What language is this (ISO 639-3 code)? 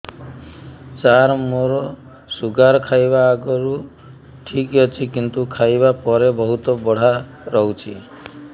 ori